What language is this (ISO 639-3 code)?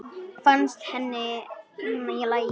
isl